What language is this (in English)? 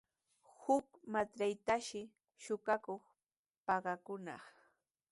Sihuas Ancash Quechua